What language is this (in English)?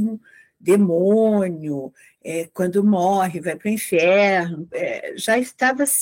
Portuguese